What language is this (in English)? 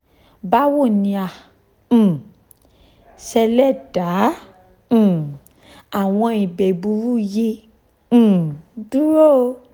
Yoruba